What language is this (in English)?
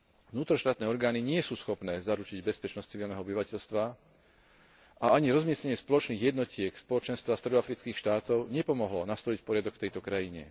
Slovak